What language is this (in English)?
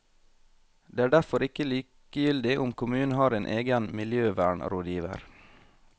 Norwegian